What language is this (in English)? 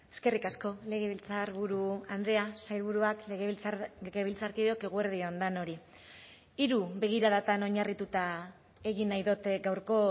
Basque